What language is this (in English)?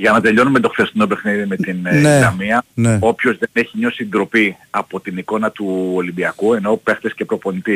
Greek